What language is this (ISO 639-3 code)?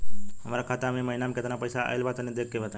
bho